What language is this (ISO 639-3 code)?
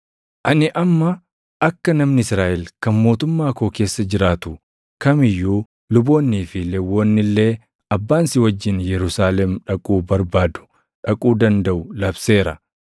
orm